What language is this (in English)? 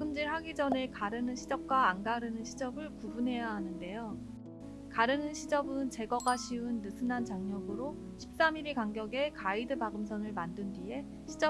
Korean